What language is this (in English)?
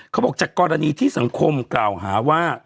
Thai